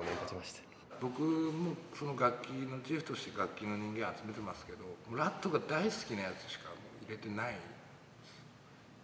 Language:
Japanese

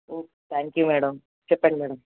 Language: Telugu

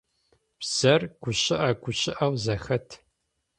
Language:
Adyghe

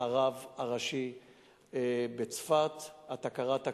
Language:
Hebrew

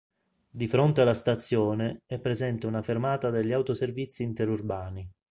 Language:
Italian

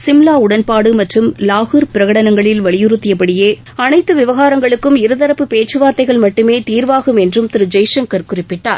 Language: Tamil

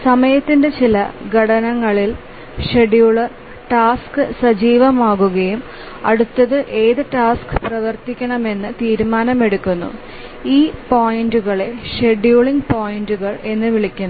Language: Malayalam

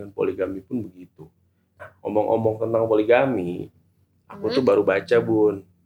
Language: Indonesian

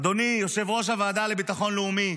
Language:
Hebrew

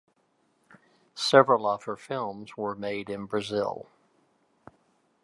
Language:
English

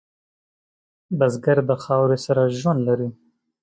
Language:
Pashto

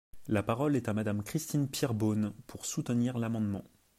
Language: French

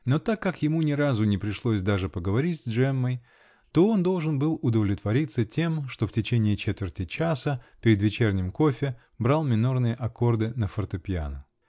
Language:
Russian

